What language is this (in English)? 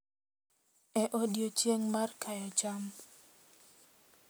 Luo (Kenya and Tanzania)